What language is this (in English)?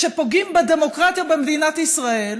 Hebrew